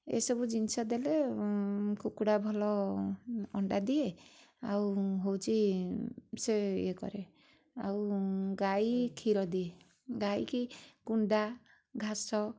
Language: Odia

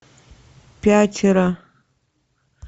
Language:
Russian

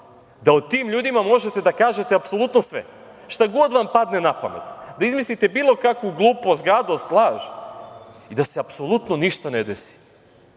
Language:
Serbian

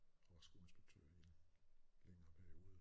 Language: Danish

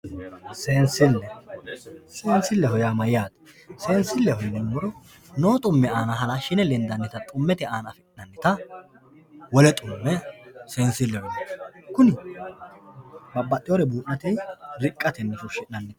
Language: Sidamo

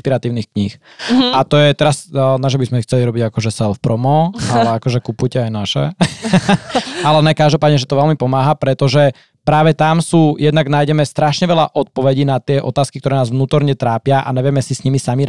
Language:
Slovak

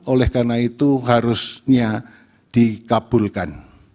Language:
Indonesian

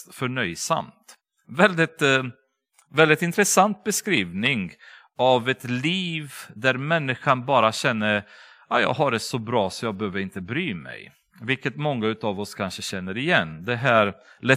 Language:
Swedish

